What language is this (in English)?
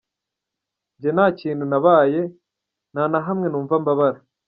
Kinyarwanda